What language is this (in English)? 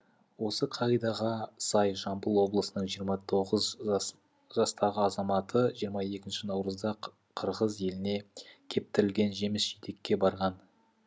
Kazakh